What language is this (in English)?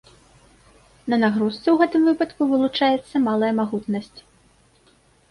Belarusian